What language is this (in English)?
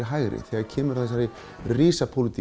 Icelandic